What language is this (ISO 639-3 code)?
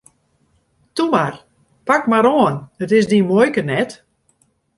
fry